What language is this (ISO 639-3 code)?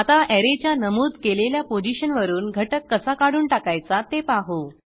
mar